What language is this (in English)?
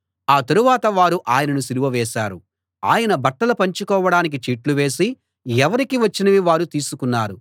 Telugu